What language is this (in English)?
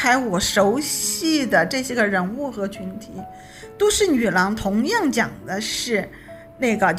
Chinese